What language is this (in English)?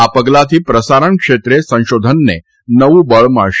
Gujarati